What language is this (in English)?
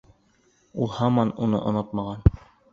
Bashkir